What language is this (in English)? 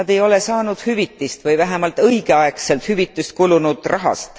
Estonian